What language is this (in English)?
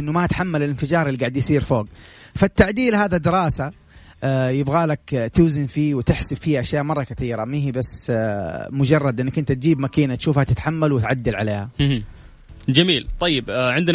Arabic